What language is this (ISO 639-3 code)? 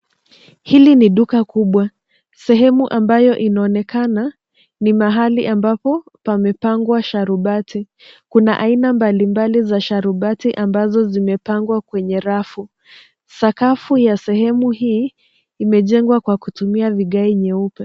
swa